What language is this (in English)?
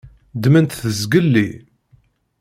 Kabyle